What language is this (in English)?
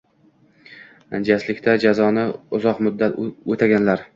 Uzbek